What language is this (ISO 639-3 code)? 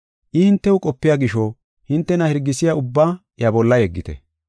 gof